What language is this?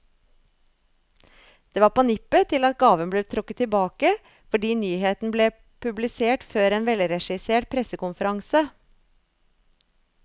Norwegian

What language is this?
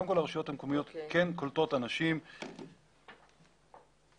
Hebrew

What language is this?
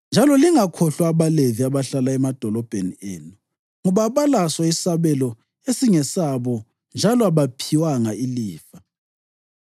North Ndebele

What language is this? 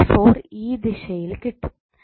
Malayalam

